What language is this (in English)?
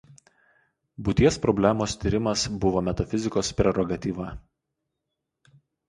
Lithuanian